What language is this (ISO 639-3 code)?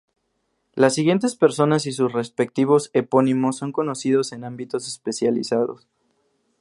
spa